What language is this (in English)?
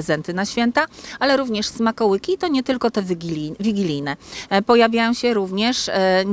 Polish